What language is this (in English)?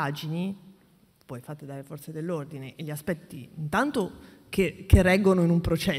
Italian